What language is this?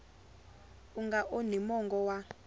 Tsonga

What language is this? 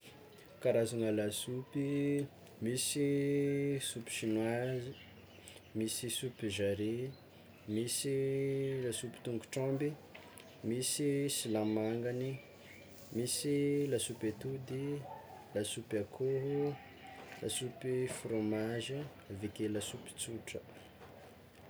Tsimihety Malagasy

